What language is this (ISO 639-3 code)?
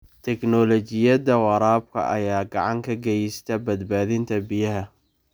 som